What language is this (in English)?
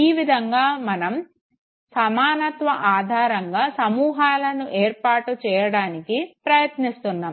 Telugu